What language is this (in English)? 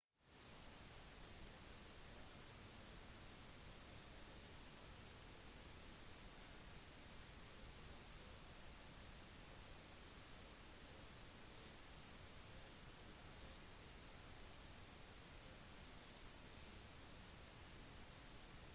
Norwegian Bokmål